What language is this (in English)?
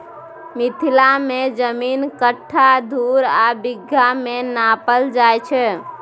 Maithili